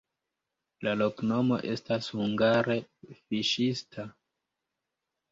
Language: Esperanto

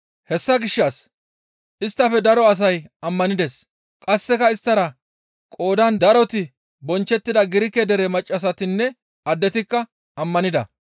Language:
Gamo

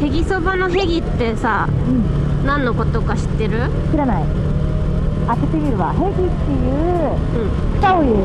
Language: Japanese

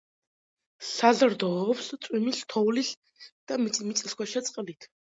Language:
Georgian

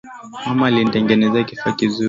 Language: Swahili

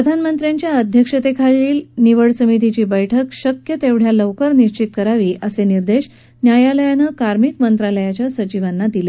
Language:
Marathi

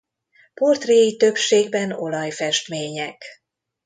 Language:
Hungarian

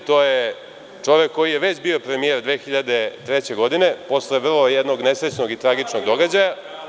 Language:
Serbian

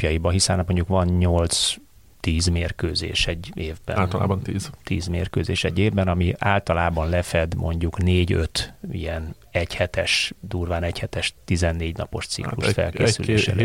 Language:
Hungarian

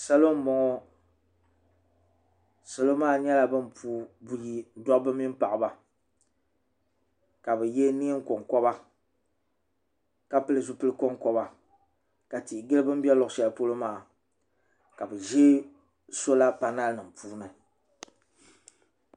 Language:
Dagbani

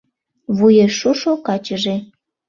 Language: Mari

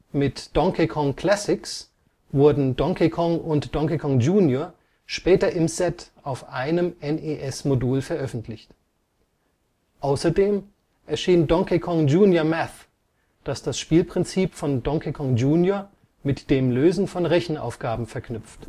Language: German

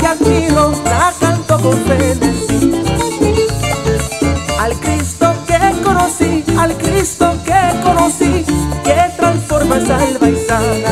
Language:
Spanish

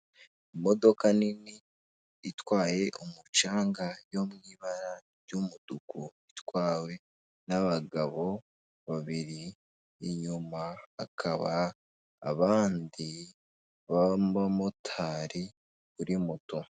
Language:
Kinyarwanda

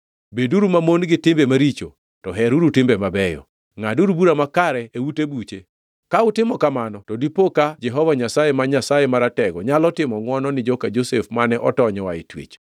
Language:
Luo (Kenya and Tanzania)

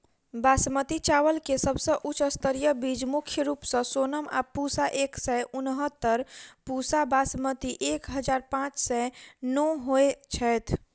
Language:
Maithili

